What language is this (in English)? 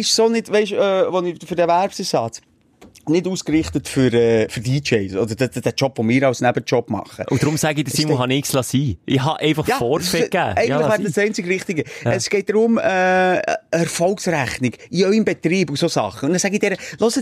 German